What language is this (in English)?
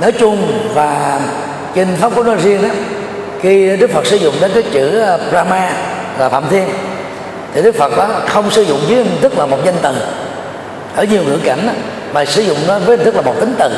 Vietnamese